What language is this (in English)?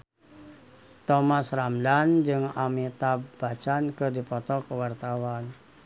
Sundanese